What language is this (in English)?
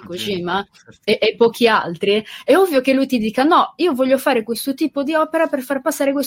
Italian